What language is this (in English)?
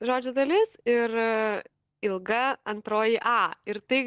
Lithuanian